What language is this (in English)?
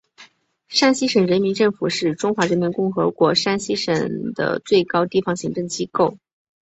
Chinese